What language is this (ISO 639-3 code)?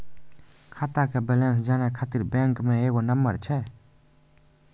mai